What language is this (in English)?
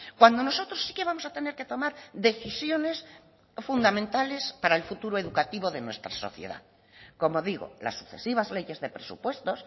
Spanish